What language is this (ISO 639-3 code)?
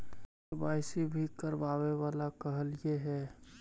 mag